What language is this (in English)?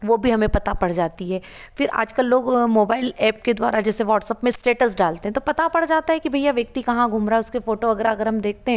Hindi